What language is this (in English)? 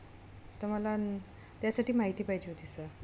Marathi